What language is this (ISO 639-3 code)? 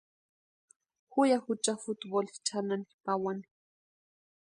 pua